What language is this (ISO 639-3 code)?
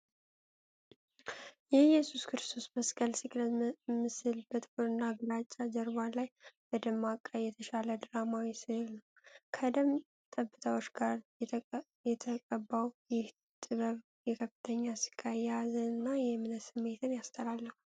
amh